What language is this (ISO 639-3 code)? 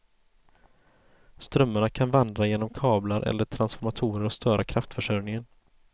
swe